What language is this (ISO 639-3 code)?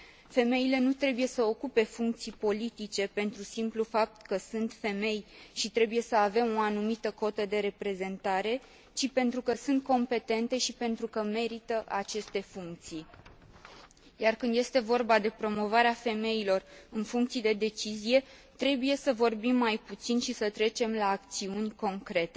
ron